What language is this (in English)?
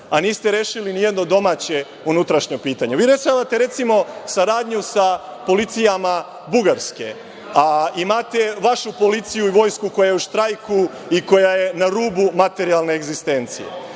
Serbian